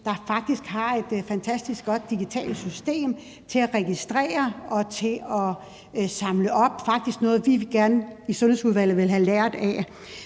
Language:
Danish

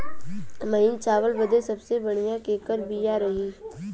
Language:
Bhojpuri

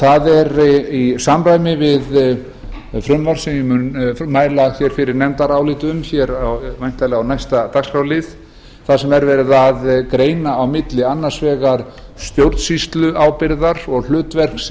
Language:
Icelandic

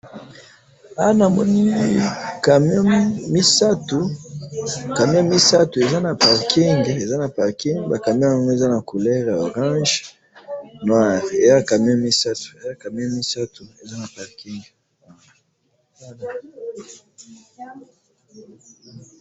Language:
Lingala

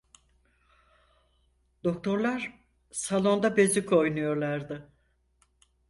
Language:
Turkish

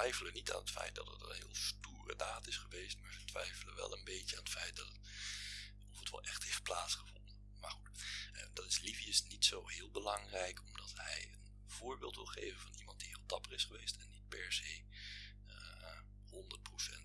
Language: Dutch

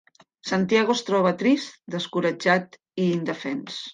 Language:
Catalan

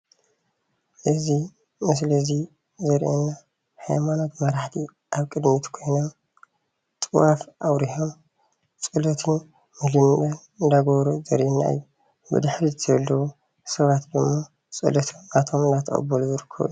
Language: Tigrinya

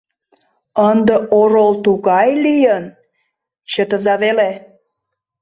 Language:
Mari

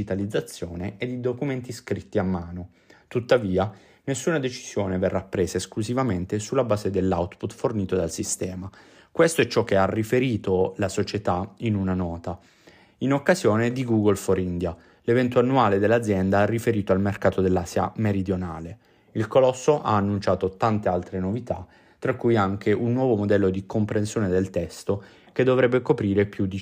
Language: Italian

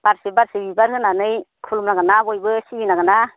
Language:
Bodo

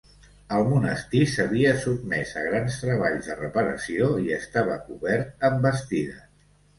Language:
Catalan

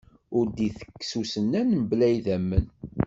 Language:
Kabyle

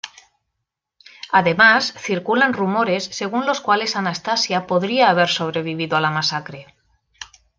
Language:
Spanish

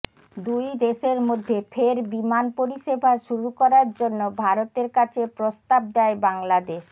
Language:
Bangla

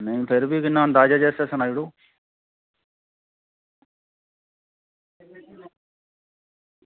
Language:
Dogri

